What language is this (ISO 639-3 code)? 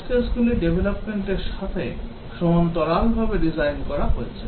ben